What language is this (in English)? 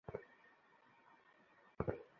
Bangla